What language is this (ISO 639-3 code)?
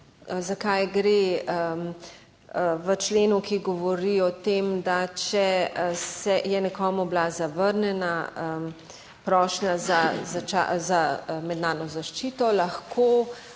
slv